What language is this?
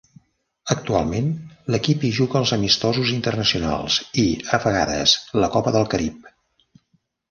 Catalan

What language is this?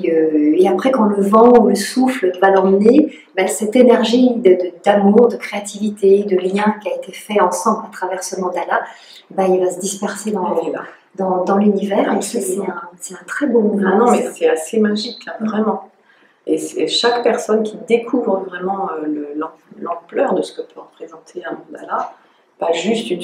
French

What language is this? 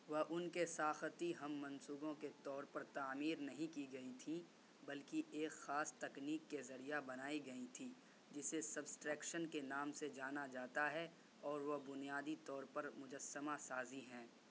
Urdu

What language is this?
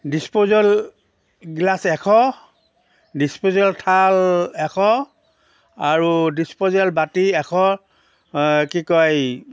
Assamese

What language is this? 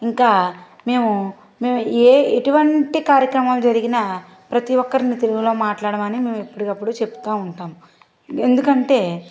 Telugu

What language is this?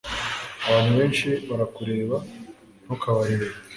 Kinyarwanda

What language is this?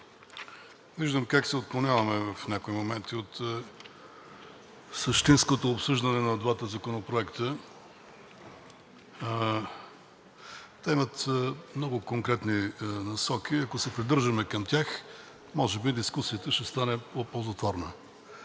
Bulgarian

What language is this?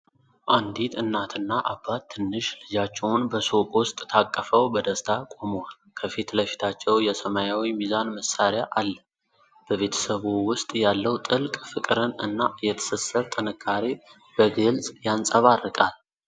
Amharic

